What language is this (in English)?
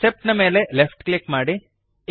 Kannada